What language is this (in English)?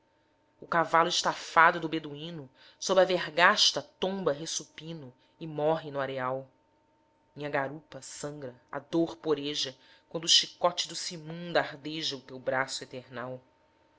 Portuguese